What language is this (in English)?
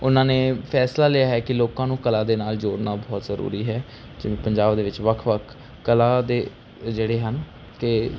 Punjabi